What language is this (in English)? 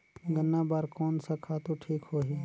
Chhattisgarhi